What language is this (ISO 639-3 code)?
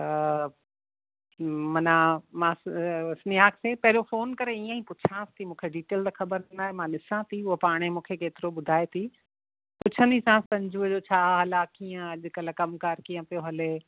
snd